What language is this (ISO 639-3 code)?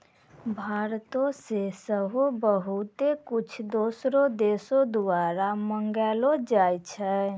mai